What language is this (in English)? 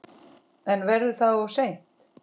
Icelandic